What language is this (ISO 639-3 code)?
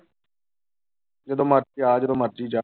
pan